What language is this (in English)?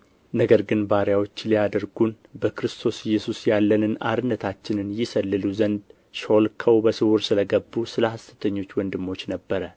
Amharic